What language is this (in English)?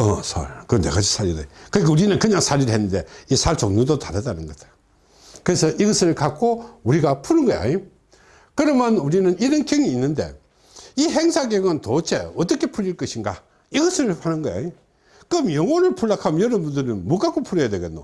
Korean